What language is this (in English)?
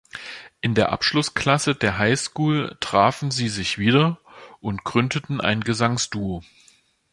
German